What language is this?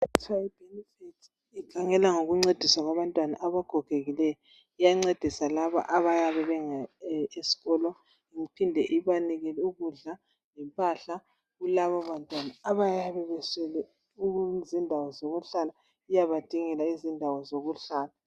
North Ndebele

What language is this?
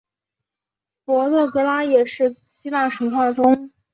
Chinese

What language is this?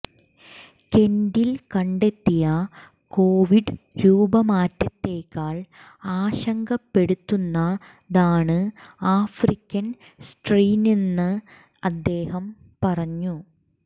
Malayalam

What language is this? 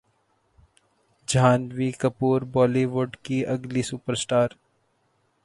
Urdu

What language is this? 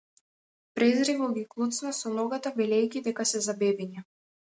Macedonian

